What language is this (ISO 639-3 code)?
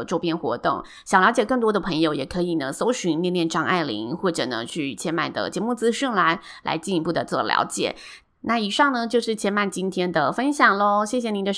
zho